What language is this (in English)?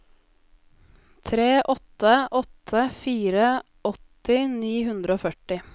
Norwegian